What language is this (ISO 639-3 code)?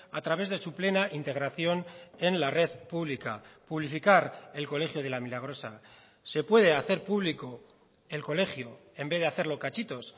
spa